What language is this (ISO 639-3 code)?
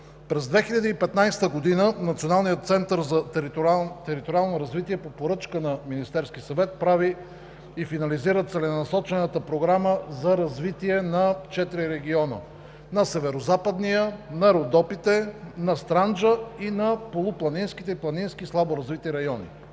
bul